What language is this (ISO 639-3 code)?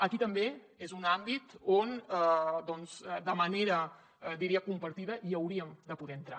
cat